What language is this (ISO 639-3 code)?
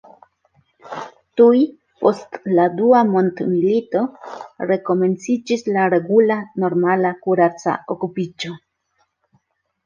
epo